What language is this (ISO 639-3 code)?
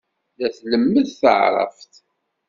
kab